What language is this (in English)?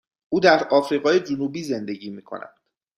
Persian